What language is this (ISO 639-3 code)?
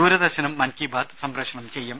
mal